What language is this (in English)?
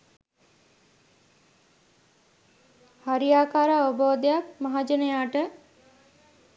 Sinhala